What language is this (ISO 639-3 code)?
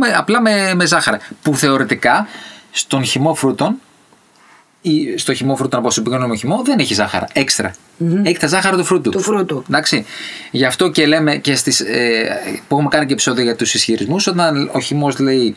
ell